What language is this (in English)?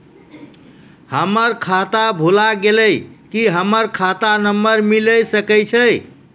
Maithili